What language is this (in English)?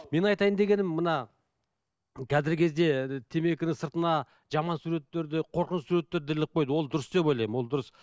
Kazakh